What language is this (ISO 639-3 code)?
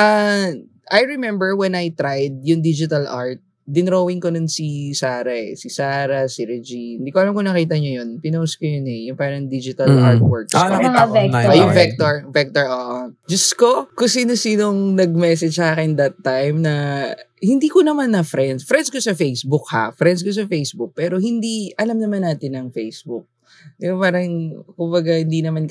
fil